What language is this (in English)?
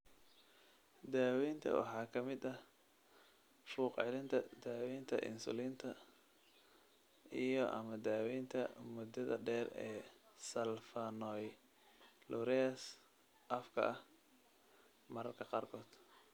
Somali